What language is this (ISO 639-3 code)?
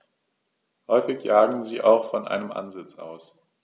deu